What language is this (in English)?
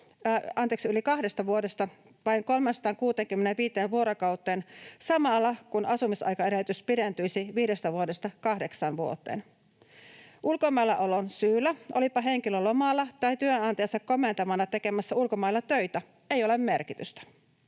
Finnish